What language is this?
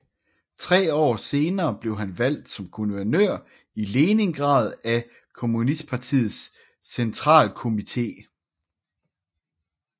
Danish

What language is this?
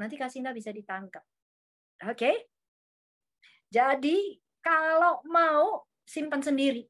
Indonesian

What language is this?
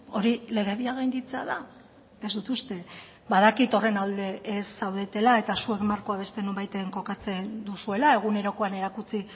Basque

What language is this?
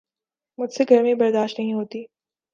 Urdu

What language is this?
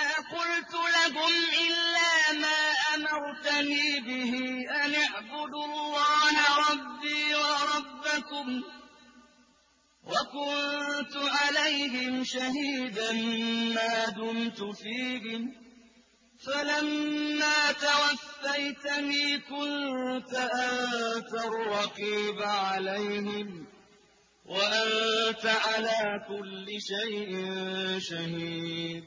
Arabic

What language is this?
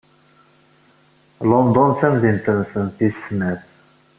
Kabyle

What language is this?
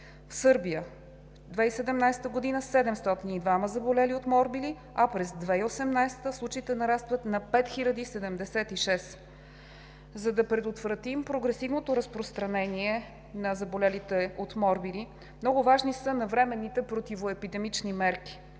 Bulgarian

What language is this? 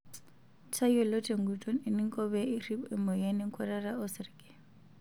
Masai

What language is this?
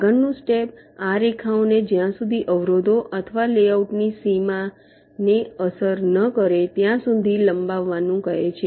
Gujarati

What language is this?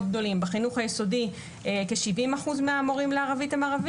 Hebrew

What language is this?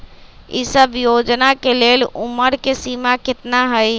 Magahi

